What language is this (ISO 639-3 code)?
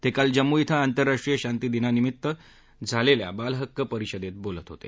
mar